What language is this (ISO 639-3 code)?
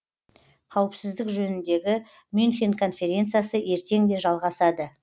kaz